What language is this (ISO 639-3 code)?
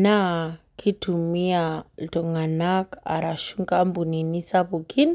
mas